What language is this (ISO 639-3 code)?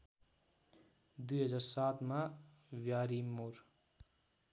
nep